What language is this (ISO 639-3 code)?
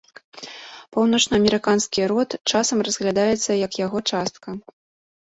bel